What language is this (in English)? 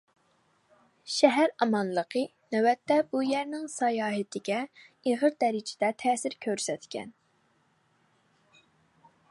Uyghur